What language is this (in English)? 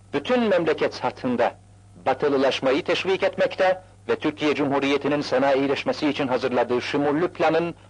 Turkish